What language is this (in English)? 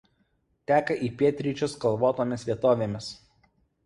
Lithuanian